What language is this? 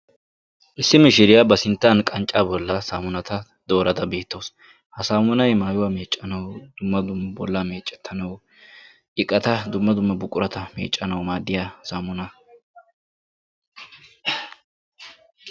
Wolaytta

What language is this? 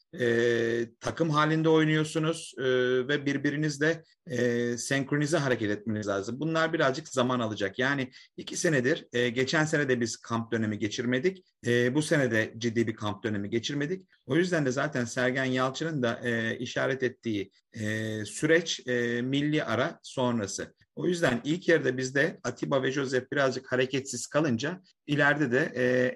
Turkish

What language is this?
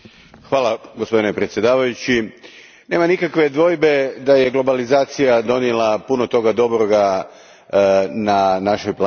Croatian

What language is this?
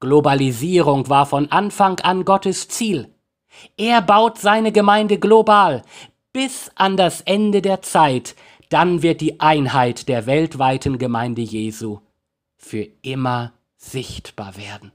German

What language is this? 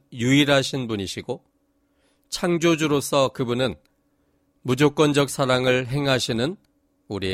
Korean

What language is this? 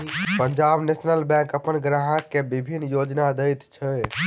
Maithili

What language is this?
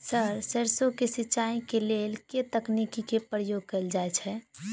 Maithili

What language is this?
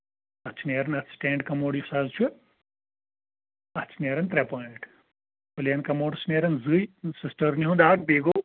Kashmiri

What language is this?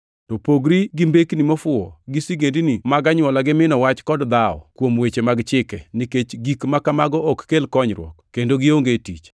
Luo (Kenya and Tanzania)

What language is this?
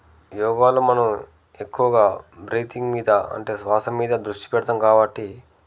Telugu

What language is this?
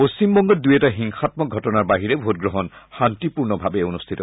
Assamese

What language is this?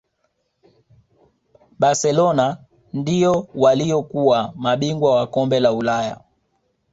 Swahili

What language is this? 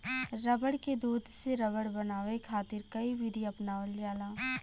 Bhojpuri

